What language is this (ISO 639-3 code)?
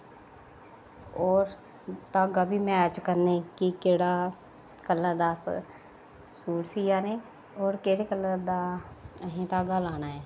doi